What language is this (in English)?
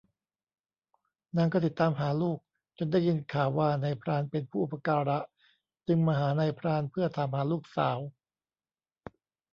Thai